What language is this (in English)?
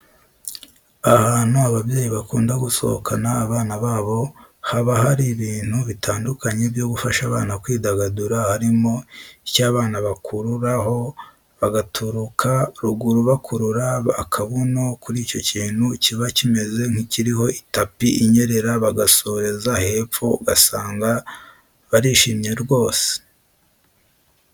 Kinyarwanda